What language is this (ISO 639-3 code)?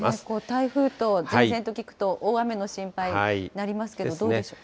jpn